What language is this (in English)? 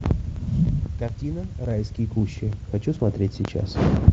Russian